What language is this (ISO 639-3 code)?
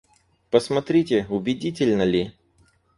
rus